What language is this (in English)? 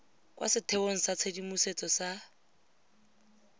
Tswana